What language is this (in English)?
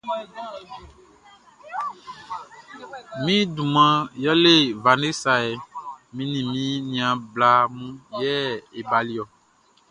Baoulé